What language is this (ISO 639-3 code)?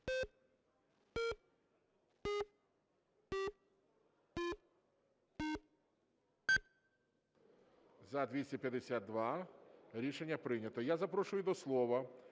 ukr